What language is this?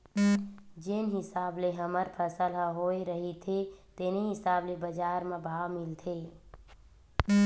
Chhattisgarhi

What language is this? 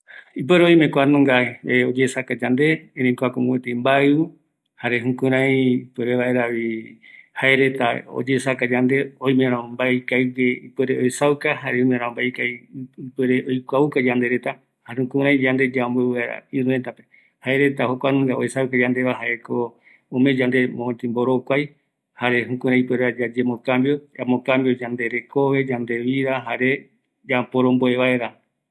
Eastern Bolivian Guaraní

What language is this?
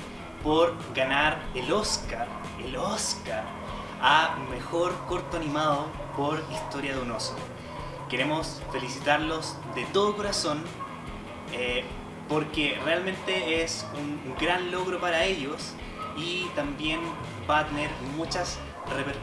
Spanish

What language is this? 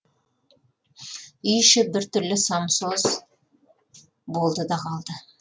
Kazakh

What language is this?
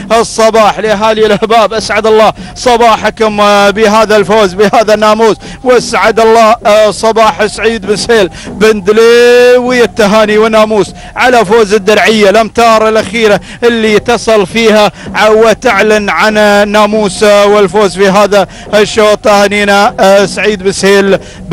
Arabic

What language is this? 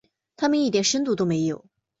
Chinese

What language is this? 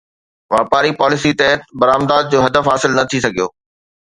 Sindhi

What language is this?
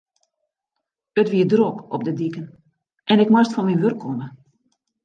Western Frisian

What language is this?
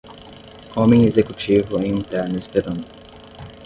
Portuguese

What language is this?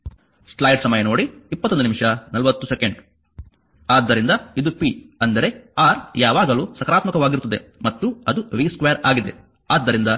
Kannada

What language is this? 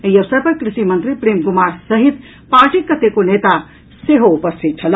Maithili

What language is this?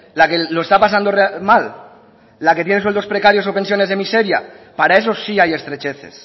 Spanish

